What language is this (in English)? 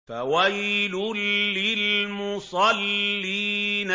Arabic